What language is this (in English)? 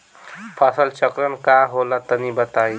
Bhojpuri